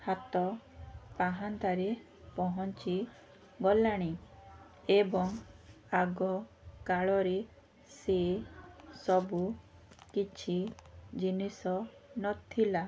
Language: Odia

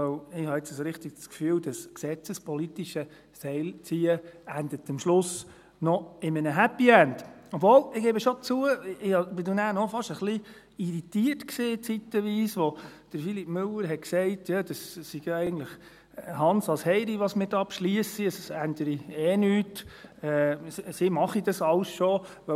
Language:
Swiss German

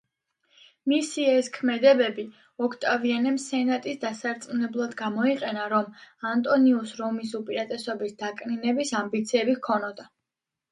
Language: Georgian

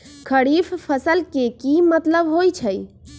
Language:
Magahi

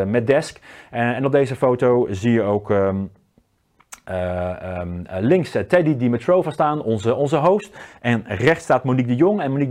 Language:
Dutch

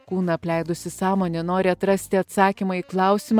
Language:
Lithuanian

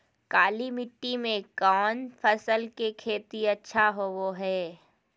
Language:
Magahi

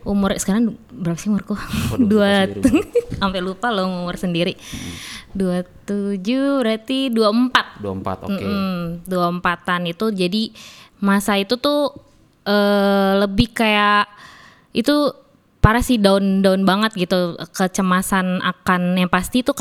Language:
Indonesian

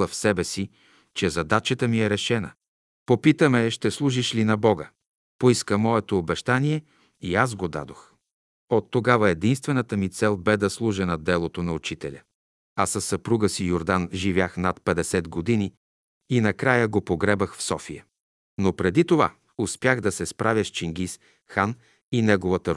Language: Bulgarian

